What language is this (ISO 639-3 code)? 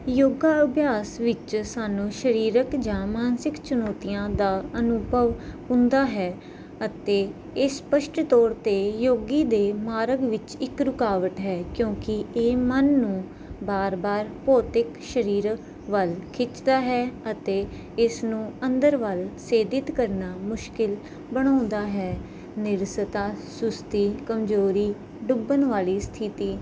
pan